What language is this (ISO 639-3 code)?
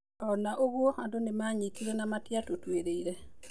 kik